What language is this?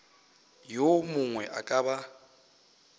Northern Sotho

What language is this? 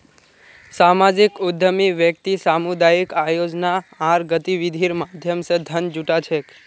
Magahi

